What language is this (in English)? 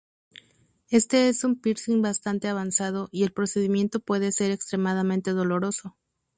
Spanish